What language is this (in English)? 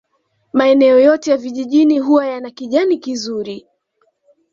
Swahili